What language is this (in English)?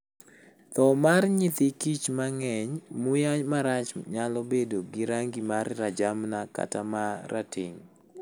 Luo (Kenya and Tanzania)